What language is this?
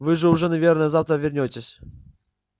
Russian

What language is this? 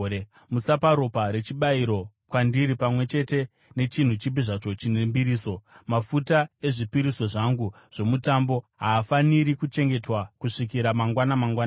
Shona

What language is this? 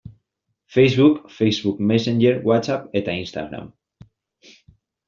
Basque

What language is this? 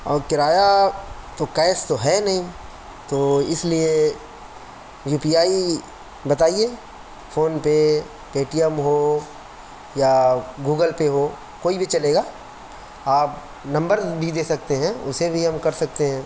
Urdu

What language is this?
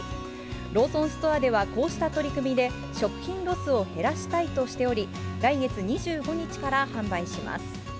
Japanese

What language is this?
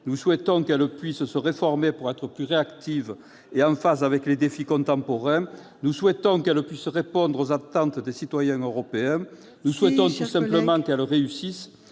French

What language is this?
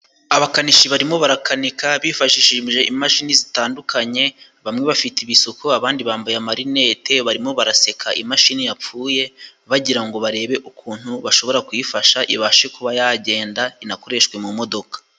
Kinyarwanda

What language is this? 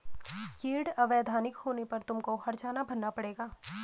Hindi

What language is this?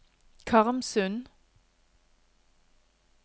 Norwegian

